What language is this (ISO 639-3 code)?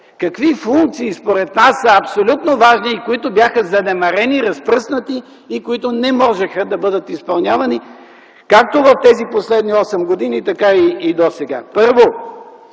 bul